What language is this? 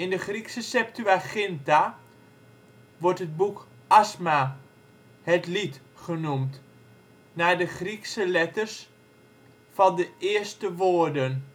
Dutch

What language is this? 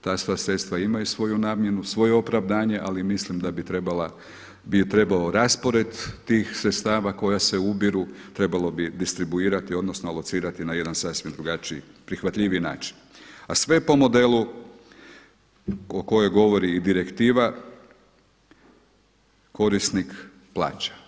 Croatian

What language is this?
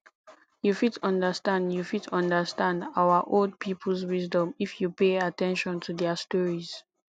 Nigerian Pidgin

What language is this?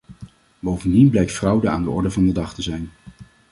Dutch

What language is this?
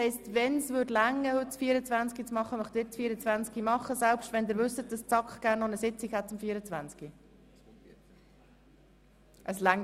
Swiss German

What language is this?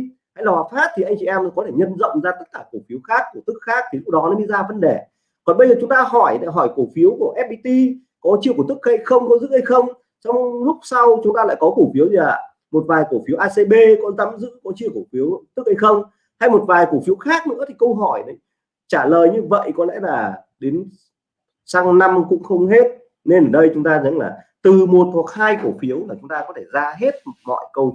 Vietnamese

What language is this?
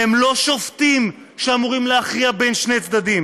Hebrew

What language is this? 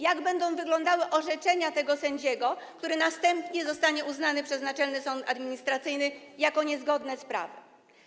Polish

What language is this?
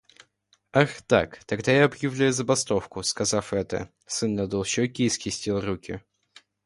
Russian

